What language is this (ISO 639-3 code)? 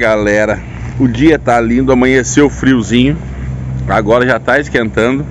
por